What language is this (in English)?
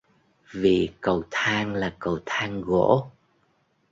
Vietnamese